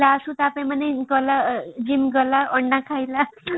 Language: Odia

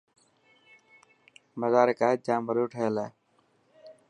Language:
Dhatki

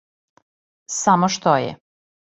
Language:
Serbian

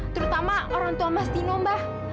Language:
Indonesian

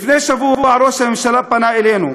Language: Hebrew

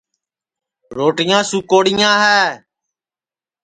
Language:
Sansi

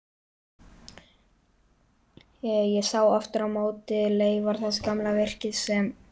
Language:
Icelandic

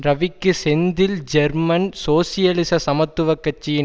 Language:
Tamil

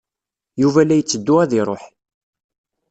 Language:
Kabyle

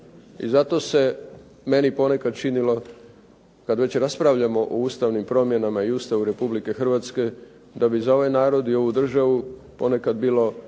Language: Croatian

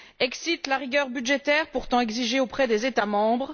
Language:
French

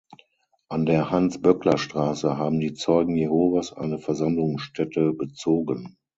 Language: German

